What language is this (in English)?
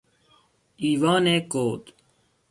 Persian